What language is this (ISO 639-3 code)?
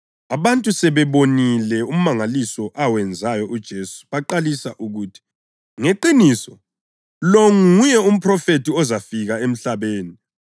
nde